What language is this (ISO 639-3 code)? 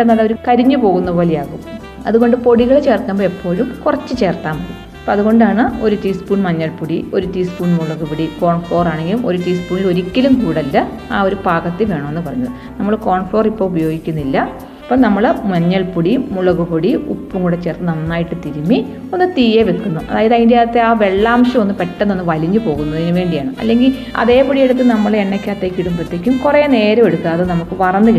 mal